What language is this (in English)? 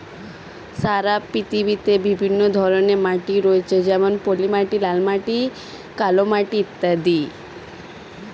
Bangla